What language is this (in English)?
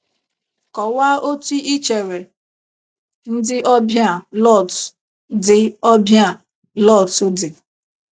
Igbo